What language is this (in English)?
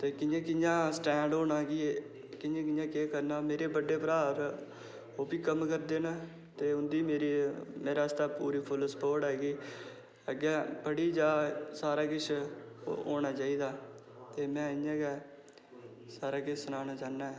Dogri